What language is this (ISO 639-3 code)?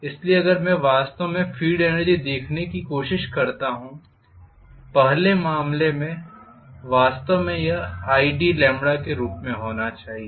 hin